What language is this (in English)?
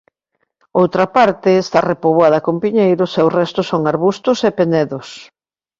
Galician